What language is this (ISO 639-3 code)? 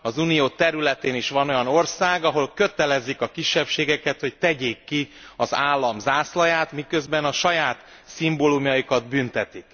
hun